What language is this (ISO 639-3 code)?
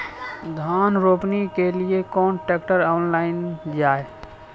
mai